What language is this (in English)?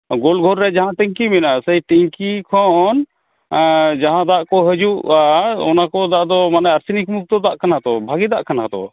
Santali